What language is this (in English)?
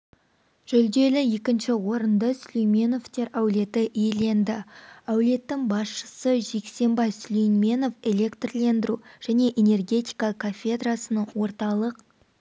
Kazakh